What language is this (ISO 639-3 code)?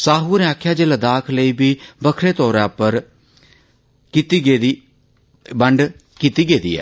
doi